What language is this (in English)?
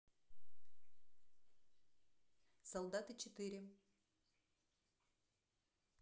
Russian